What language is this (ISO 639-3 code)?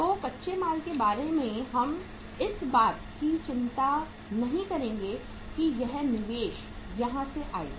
hin